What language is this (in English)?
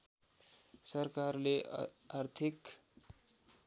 Nepali